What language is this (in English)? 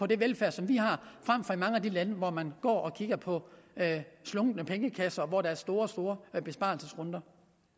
Danish